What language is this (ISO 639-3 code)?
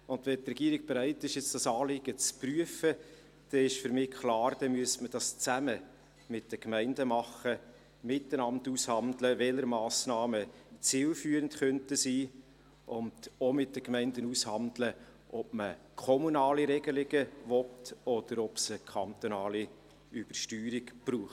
gsw